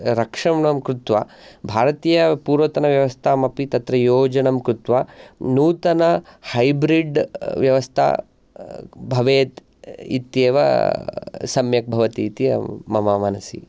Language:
Sanskrit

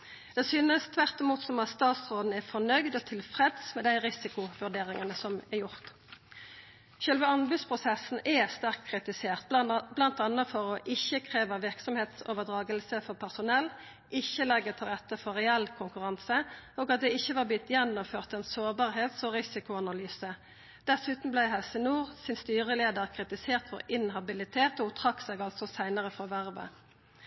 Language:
Norwegian Nynorsk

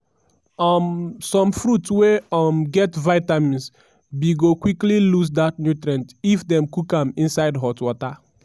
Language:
Nigerian Pidgin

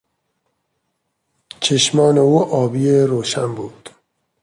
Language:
Persian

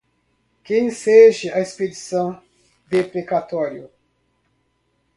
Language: Portuguese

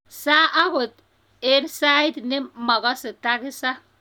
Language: Kalenjin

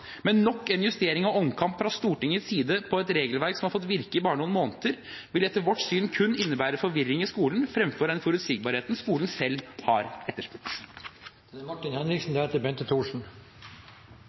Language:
Norwegian Bokmål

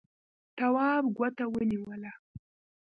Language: Pashto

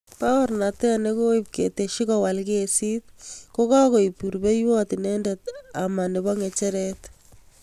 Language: Kalenjin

